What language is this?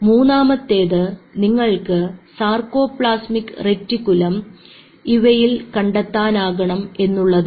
Malayalam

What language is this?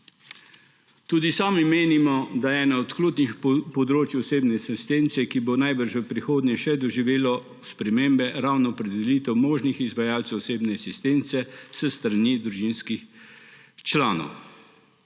Slovenian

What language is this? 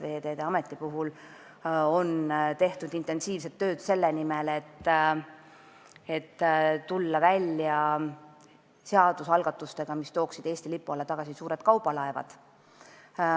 Estonian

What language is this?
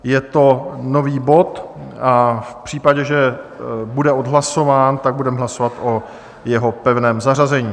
Czech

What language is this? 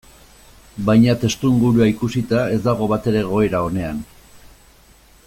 Basque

